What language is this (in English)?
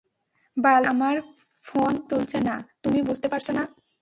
Bangla